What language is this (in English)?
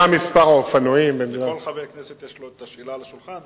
Hebrew